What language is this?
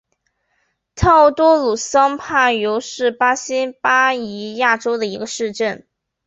Chinese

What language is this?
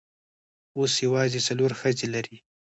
Pashto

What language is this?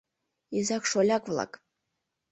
Mari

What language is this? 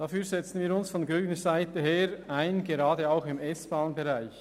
Swiss German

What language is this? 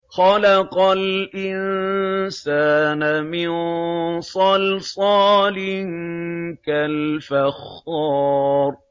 Arabic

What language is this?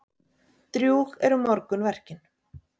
Icelandic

